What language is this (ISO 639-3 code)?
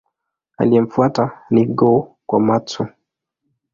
swa